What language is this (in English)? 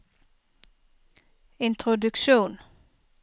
Norwegian